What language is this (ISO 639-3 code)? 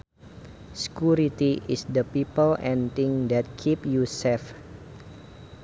sun